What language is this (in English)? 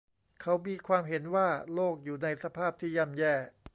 Thai